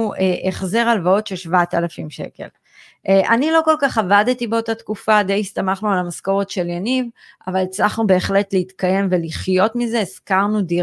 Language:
Hebrew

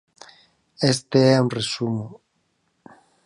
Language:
Galician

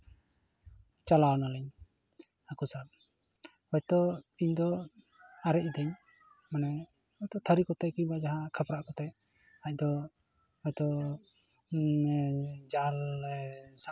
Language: Santali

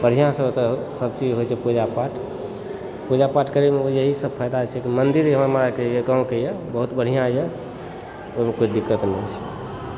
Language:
Maithili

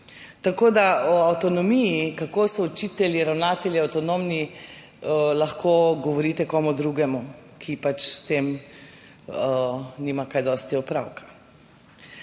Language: Slovenian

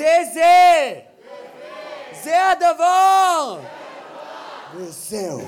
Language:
Hebrew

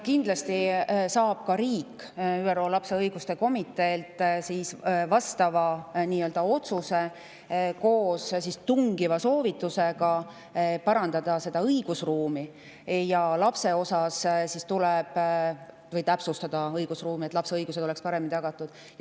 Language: Estonian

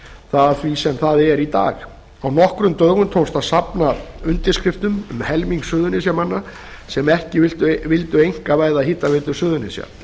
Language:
Icelandic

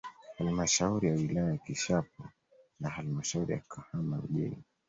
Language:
Swahili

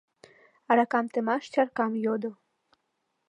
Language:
Mari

